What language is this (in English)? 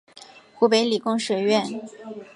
Chinese